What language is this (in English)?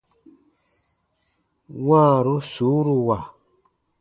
Baatonum